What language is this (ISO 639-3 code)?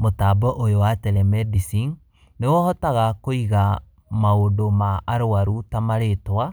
kik